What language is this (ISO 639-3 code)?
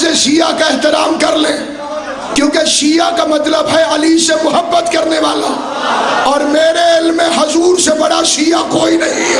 urd